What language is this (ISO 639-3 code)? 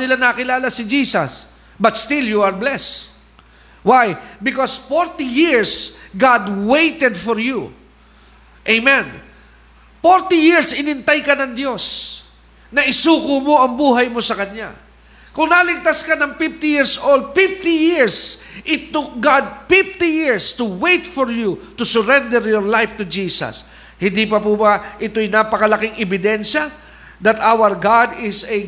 fil